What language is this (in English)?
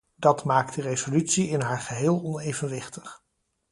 Dutch